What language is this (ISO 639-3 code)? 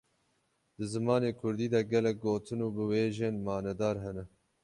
kur